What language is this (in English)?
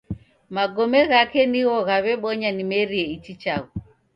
Taita